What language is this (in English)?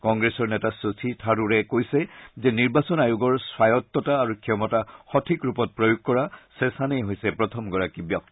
Assamese